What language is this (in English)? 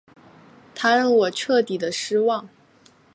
Chinese